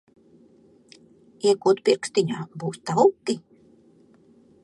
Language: Latvian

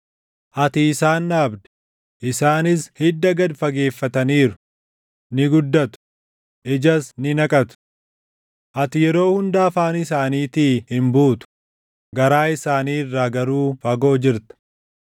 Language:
Oromo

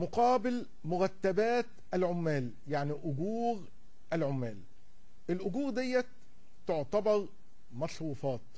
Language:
Arabic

